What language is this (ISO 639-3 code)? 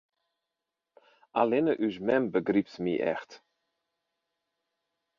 fry